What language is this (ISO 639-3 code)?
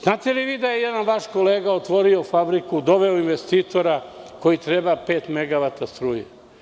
srp